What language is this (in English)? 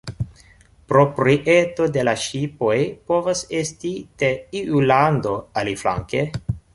Esperanto